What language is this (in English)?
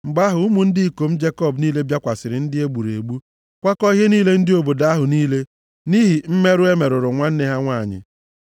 Igbo